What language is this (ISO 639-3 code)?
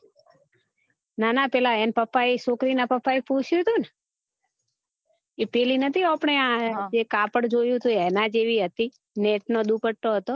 guj